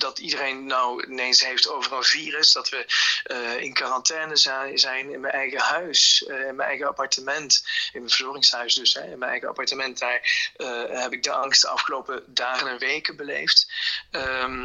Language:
Dutch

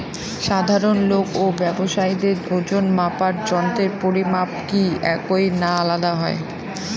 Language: Bangla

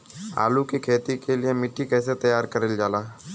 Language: Bhojpuri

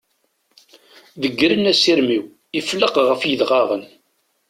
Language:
Kabyle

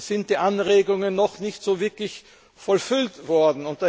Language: German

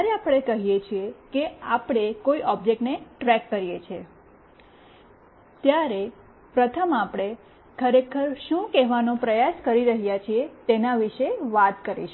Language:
Gujarati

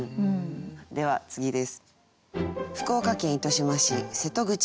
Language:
Japanese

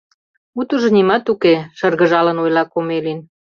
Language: Mari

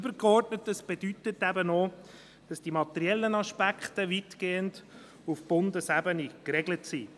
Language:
Swiss German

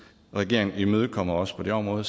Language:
Danish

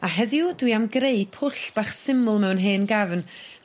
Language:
Welsh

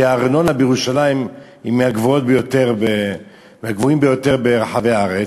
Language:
Hebrew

